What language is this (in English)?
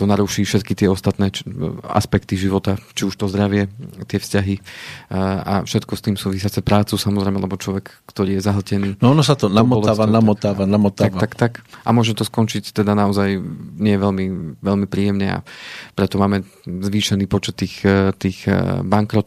Slovak